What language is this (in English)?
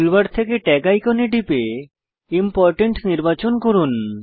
Bangla